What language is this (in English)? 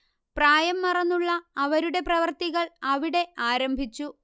Malayalam